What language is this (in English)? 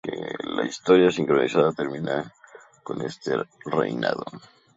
Spanish